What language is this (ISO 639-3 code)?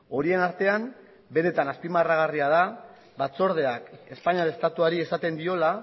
eus